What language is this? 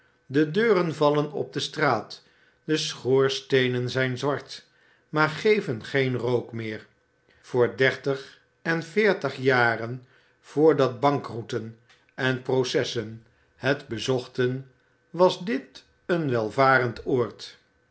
Dutch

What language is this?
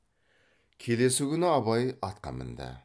Kazakh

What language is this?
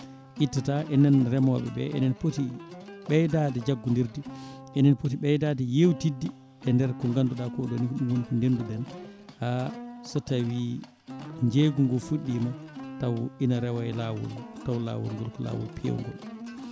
Fula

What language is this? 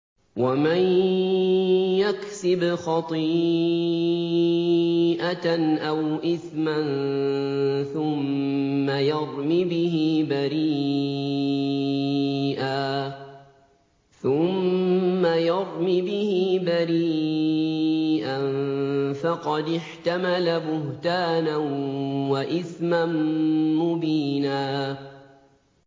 Arabic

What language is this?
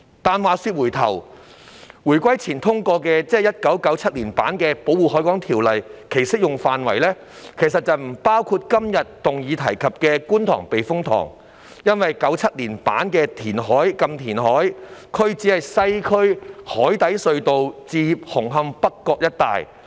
Cantonese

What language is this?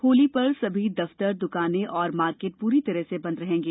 Hindi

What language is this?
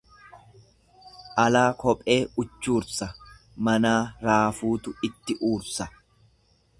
Oromo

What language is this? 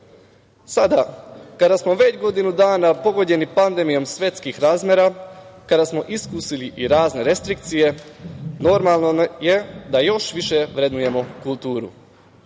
Serbian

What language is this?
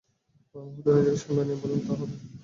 Bangla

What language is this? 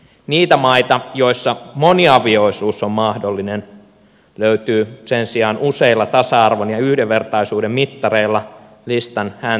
Finnish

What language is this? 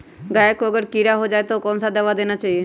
Magahi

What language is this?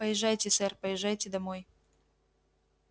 Russian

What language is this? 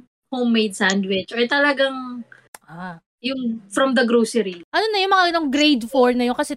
Filipino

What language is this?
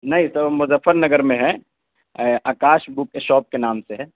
Urdu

